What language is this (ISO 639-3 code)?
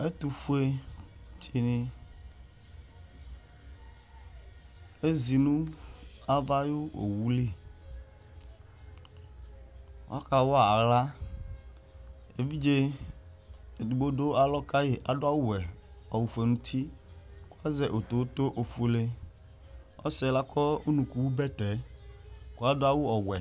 kpo